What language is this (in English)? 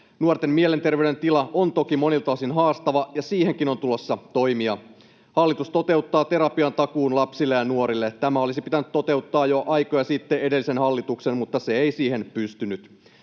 Finnish